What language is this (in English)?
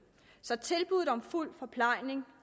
Danish